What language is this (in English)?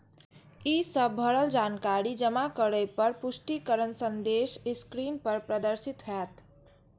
Maithili